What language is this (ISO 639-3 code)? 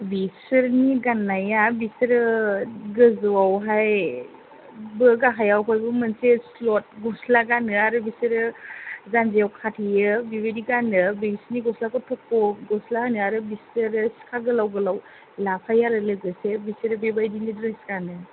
brx